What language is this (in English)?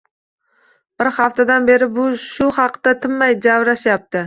Uzbek